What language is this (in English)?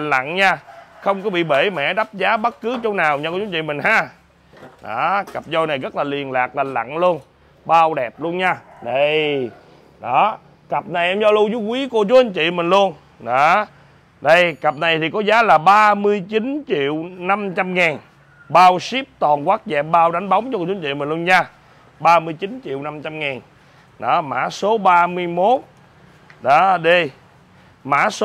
Vietnamese